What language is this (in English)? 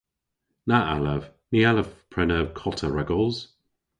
Cornish